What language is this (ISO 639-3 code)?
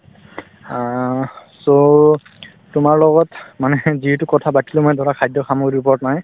asm